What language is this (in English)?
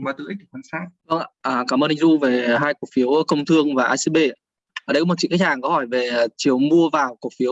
Vietnamese